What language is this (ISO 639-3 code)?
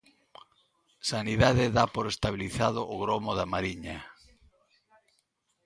glg